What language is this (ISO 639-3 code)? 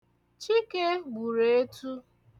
ibo